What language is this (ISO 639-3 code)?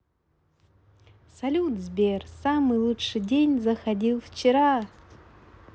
rus